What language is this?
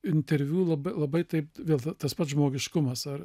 Lithuanian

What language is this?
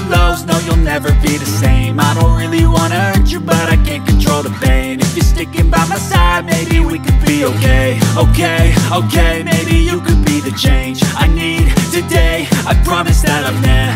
Turkish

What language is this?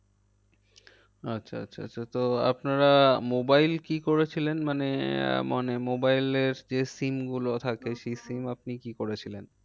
Bangla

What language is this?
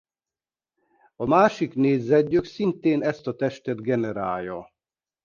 Hungarian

